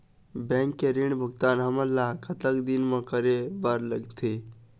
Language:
Chhattisgarhi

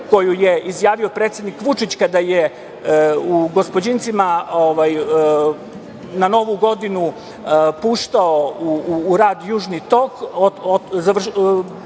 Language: Serbian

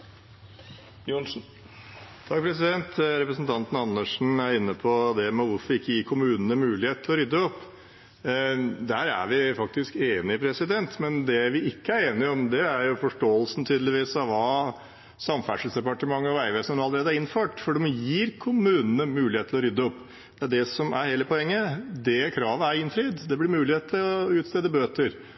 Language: Norwegian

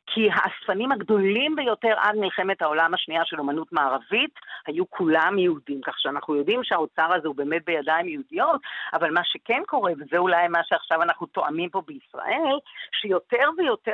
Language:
Hebrew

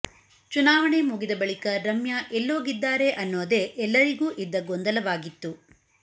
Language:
Kannada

